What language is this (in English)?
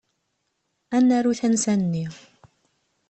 Kabyle